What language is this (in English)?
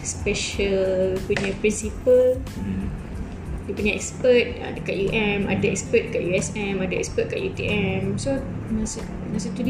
Malay